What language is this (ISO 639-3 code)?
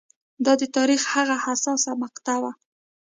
pus